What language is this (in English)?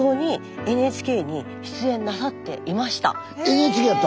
Japanese